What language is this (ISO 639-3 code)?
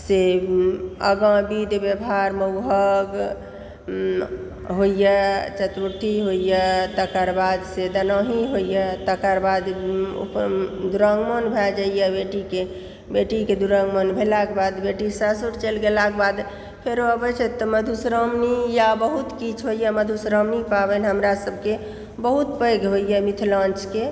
mai